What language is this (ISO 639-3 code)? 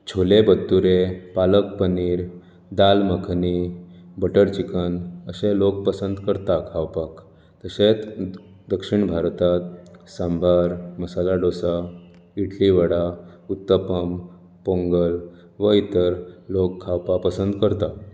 kok